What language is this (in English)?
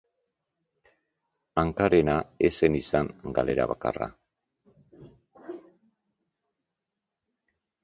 Basque